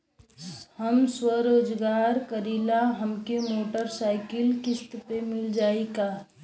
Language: Bhojpuri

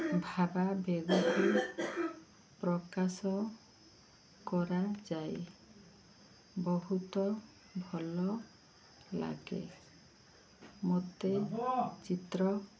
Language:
Odia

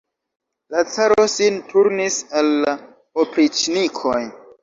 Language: Esperanto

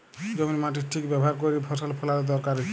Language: Bangla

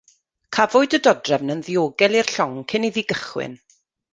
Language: Welsh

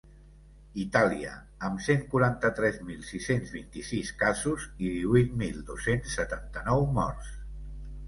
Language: Catalan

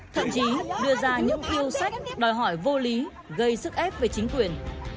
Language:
Vietnamese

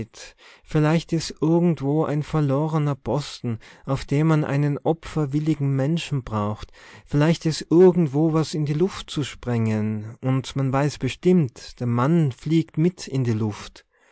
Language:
German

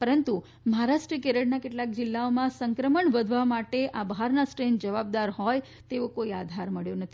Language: Gujarati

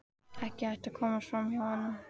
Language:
Icelandic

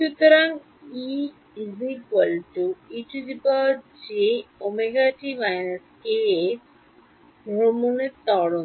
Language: Bangla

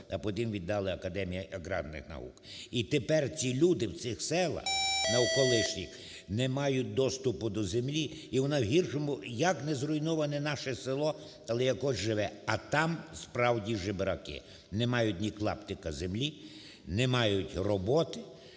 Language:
Ukrainian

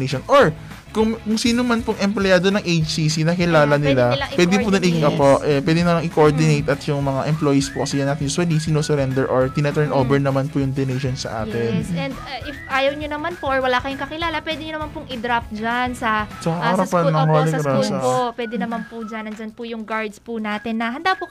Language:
Filipino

